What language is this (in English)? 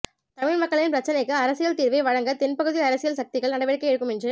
Tamil